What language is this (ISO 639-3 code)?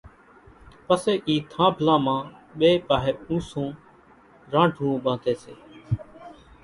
gjk